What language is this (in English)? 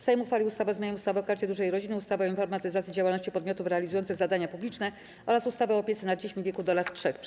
Polish